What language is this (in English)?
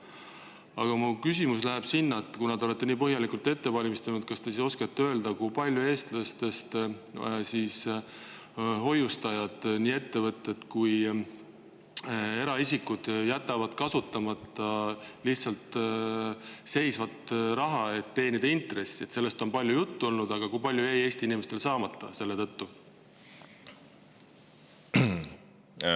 Estonian